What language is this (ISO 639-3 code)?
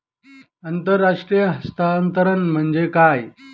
mar